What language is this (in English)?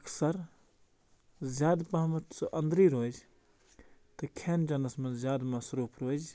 Kashmiri